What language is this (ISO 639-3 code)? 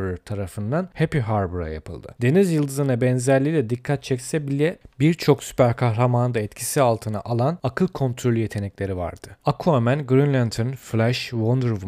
tur